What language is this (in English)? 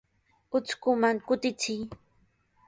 Sihuas Ancash Quechua